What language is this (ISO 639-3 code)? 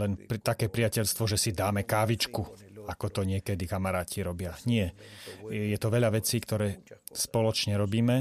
slk